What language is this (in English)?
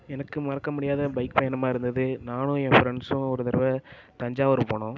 Tamil